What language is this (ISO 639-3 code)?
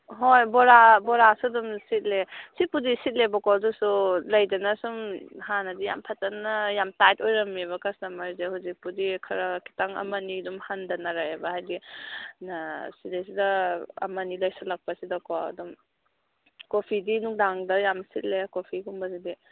mni